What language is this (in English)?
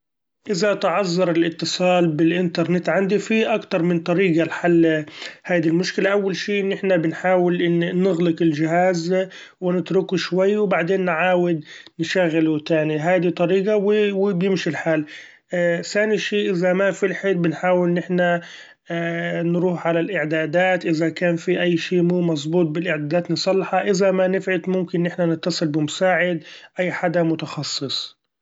Gulf Arabic